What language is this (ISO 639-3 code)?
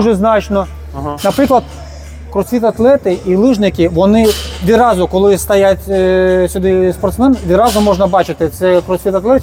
ukr